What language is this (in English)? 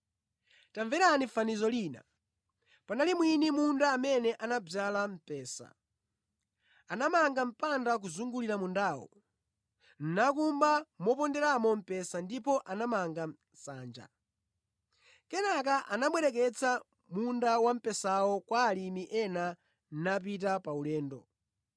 Nyanja